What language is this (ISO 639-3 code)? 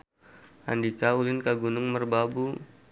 sun